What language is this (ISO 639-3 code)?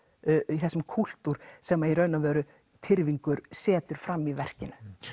isl